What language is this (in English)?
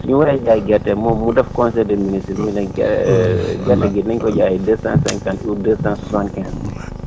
Wolof